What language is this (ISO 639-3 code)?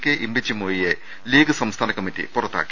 mal